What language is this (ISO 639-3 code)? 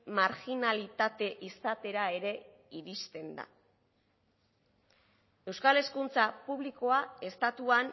eus